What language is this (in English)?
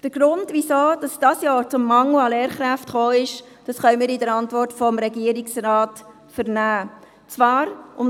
Swiss German